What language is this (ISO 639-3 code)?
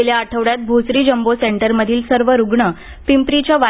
mar